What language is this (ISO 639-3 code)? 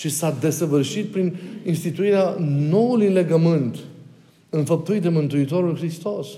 ron